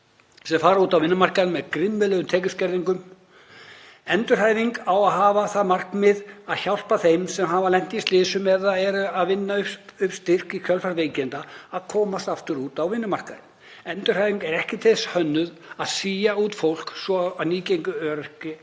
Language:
Icelandic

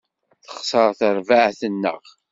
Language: Kabyle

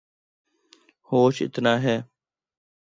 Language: Urdu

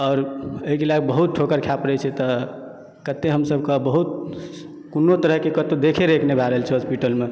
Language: Maithili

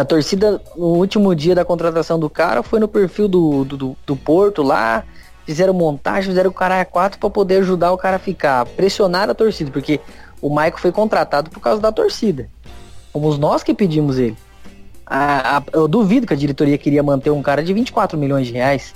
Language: Portuguese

